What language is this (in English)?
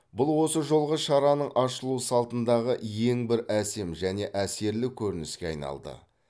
Kazakh